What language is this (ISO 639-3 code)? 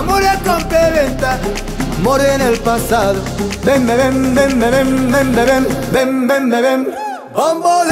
ara